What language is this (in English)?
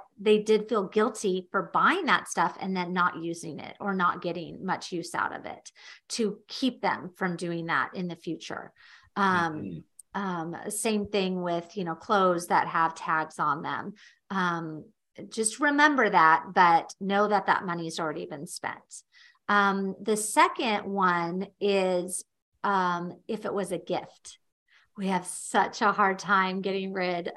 English